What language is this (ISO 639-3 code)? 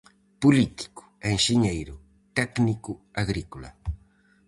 glg